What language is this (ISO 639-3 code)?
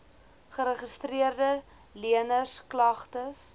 afr